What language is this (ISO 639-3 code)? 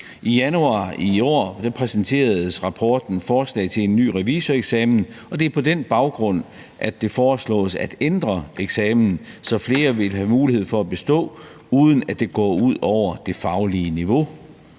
dan